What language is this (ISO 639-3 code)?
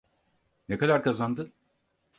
tur